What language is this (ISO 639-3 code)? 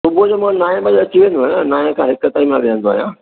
snd